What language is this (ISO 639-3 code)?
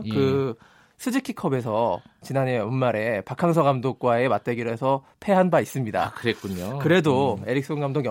kor